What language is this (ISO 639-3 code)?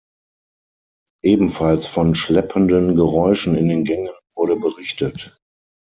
deu